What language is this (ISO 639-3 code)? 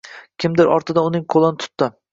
uzb